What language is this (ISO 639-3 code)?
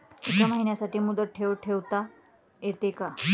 mar